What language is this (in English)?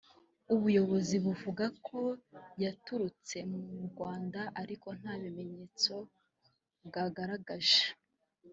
Kinyarwanda